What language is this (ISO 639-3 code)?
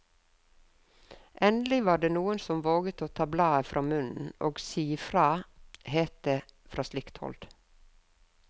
nor